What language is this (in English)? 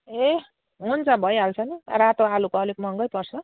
Nepali